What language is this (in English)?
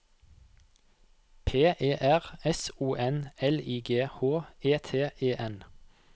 Norwegian